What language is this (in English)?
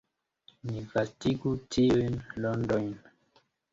Esperanto